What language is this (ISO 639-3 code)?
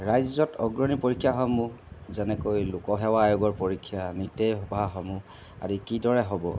asm